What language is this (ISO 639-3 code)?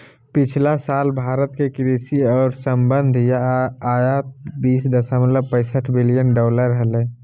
mag